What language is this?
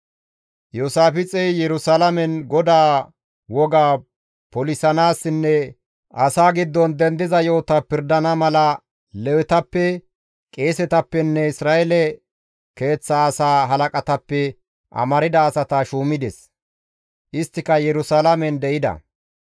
Gamo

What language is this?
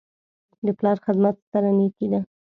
Pashto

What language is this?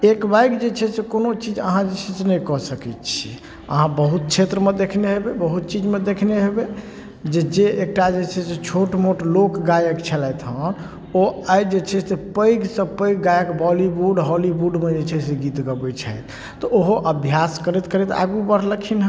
Maithili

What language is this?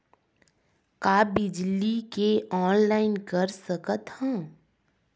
Chhattisgarhi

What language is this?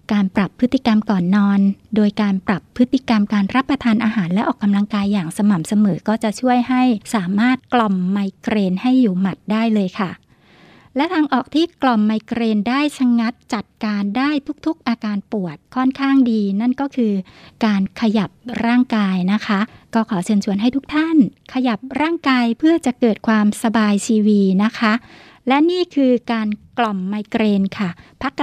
Thai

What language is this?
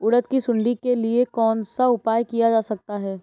Hindi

